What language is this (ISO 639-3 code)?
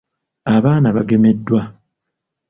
lug